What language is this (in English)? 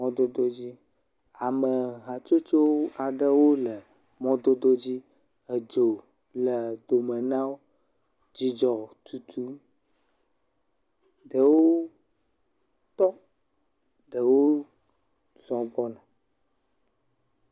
Ewe